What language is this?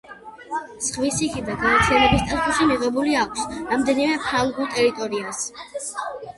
Georgian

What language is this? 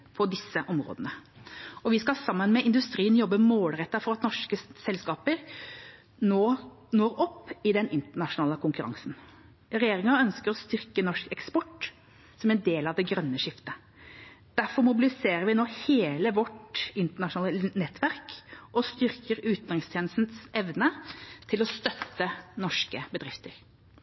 Norwegian Bokmål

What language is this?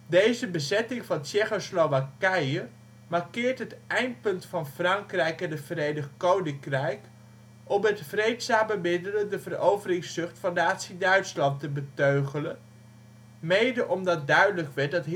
Dutch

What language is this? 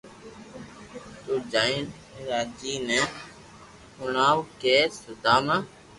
Loarki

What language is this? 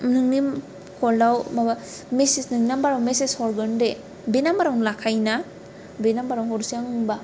Bodo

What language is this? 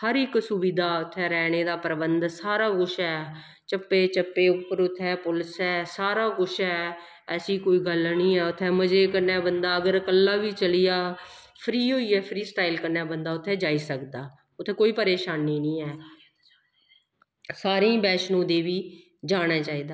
Dogri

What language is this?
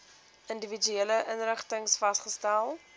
Afrikaans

